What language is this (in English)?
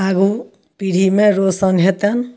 Maithili